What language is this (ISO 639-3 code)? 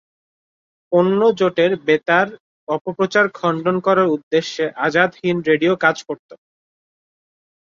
ben